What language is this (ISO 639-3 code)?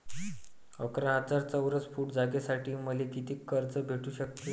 mar